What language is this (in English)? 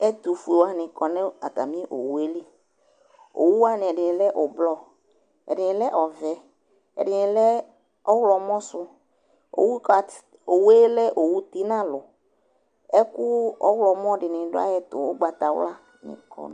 Ikposo